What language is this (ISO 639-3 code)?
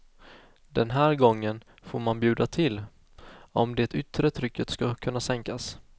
swe